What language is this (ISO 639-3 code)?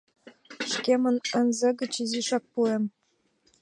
chm